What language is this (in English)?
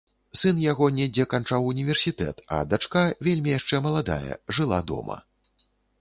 Belarusian